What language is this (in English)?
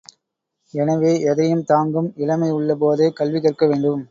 Tamil